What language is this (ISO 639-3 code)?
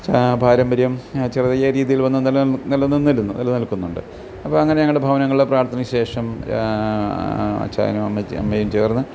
mal